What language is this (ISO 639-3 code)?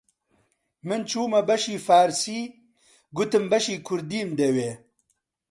ckb